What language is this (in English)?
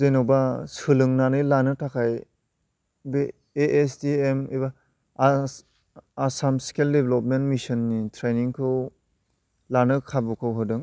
Bodo